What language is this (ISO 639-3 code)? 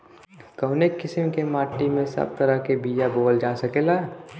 bho